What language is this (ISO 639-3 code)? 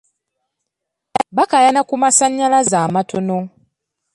lug